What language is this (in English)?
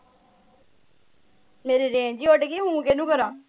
Punjabi